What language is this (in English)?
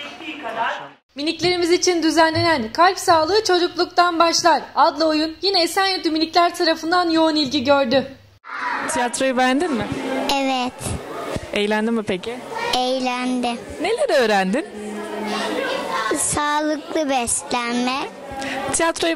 Turkish